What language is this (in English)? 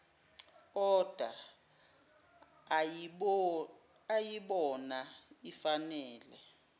Zulu